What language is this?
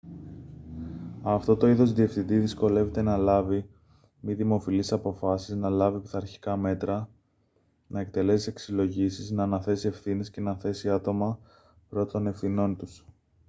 Greek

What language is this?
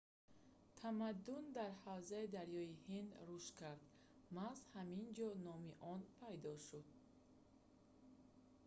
Tajik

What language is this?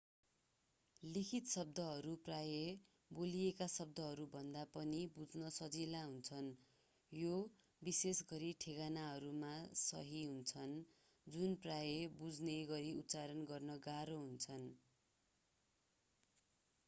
Nepali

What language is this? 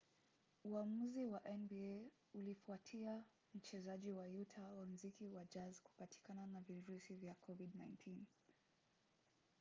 Swahili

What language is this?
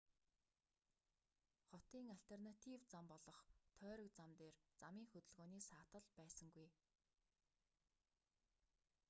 Mongolian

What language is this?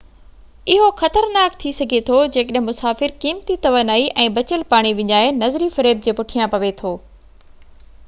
Sindhi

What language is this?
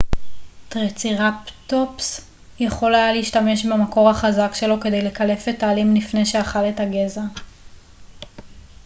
Hebrew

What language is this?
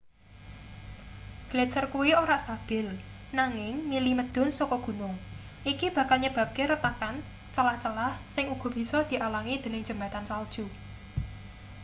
Javanese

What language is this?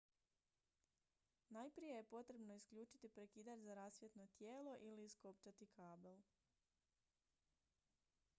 Croatian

